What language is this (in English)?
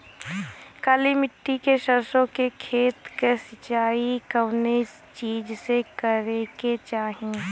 Bhojpuri